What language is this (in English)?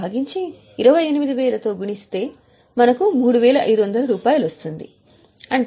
Telugu